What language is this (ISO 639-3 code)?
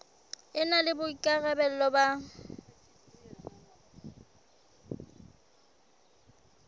sot